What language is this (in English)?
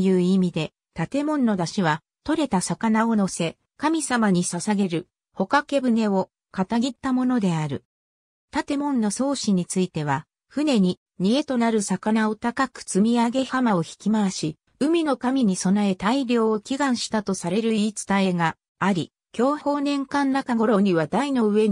Japanese